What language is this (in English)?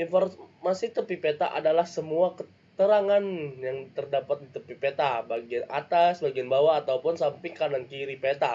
Indonesian